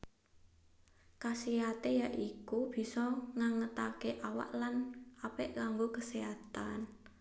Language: Javanese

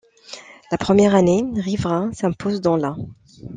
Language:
French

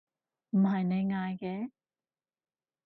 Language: Cantonese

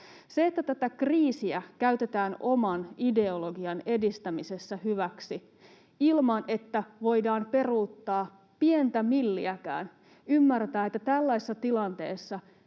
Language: Finnish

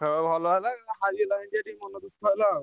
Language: Odia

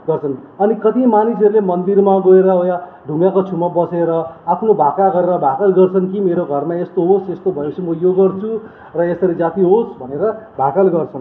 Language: Nepali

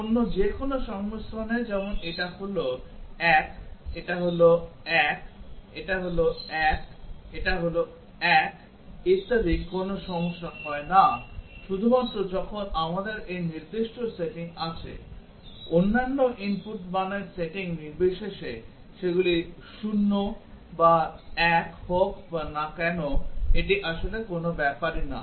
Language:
Bangla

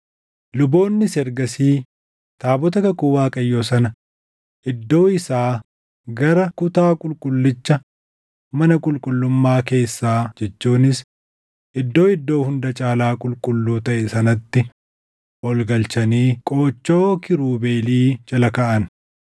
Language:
Oromo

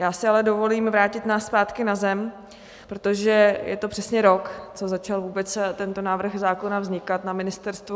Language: Czech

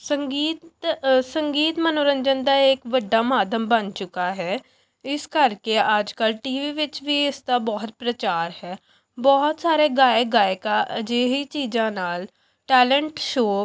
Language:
Punjabi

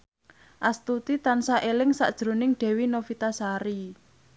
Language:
Javanese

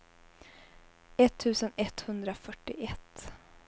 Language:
Swedish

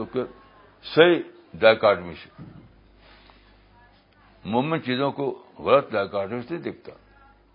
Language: Urdu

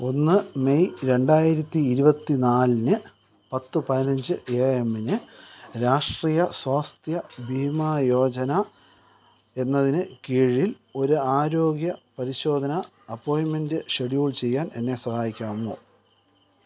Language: Malayalam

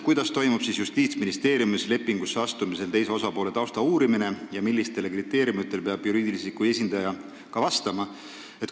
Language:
Estonian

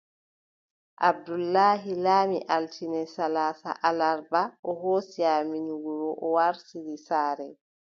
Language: Adamawa Fulfulde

